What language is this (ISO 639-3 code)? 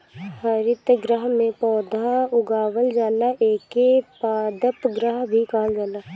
bho